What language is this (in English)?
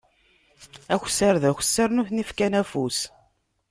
Kabyle